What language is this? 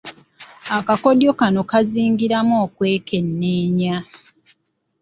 Ganda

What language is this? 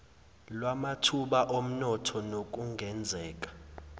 Zulu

